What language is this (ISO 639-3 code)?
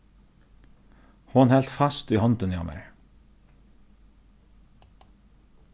fao